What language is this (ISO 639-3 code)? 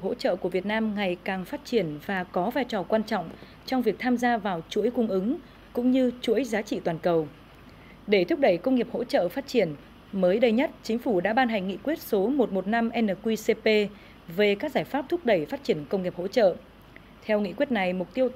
vie